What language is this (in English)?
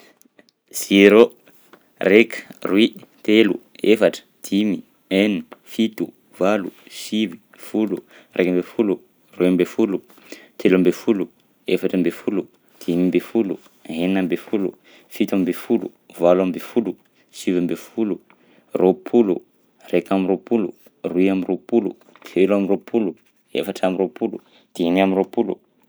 Southern Betsimisaraka Malagasy